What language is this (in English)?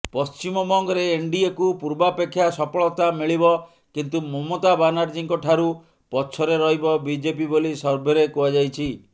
Odia